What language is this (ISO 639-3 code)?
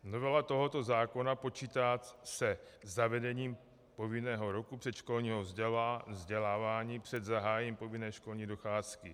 ces